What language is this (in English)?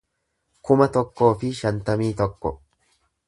Oromo